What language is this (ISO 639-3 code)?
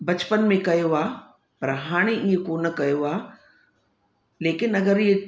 snd